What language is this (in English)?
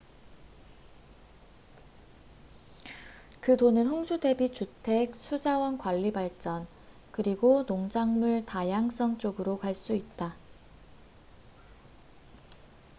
Korean